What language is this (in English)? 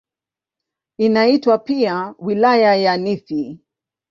Swahili